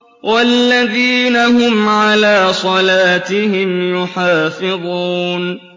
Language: Arabic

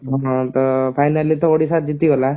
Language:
Odia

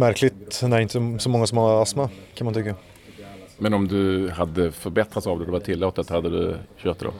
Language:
Swedish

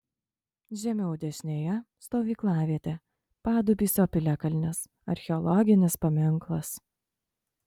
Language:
Lithuanian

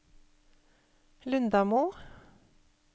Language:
Norwegian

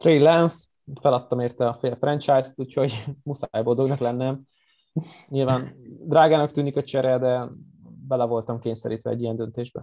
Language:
Hungarian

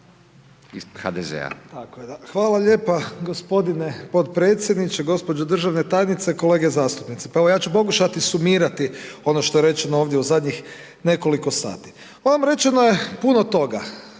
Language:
Croatian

